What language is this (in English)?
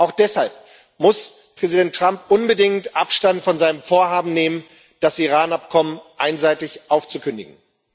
German